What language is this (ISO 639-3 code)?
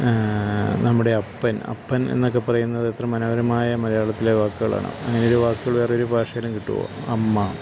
mal